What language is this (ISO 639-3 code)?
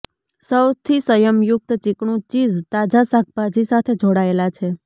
guj